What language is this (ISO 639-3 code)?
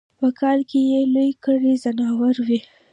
pus